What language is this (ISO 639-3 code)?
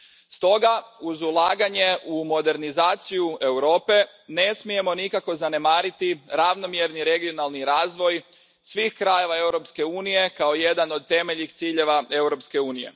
hrv